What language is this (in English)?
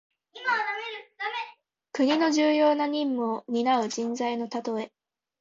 Japanese